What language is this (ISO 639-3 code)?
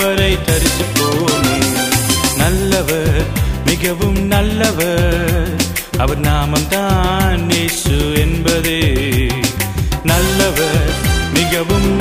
urd